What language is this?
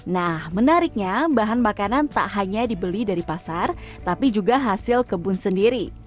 Indonesian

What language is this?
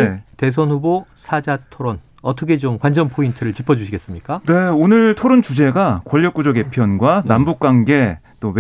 Korean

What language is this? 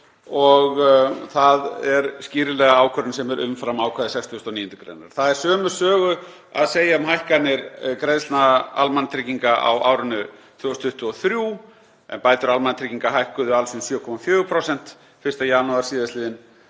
Icelandic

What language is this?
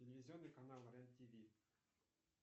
Russian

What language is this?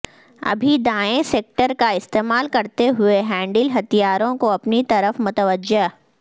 Urdu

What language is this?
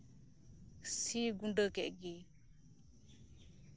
Santali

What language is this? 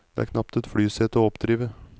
Norwegian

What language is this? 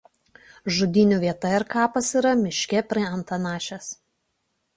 Lithuanian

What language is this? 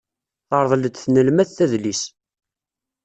Kabyle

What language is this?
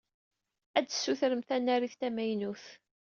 Kabyle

